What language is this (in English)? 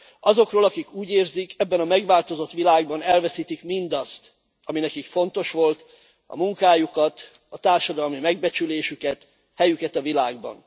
Hungarian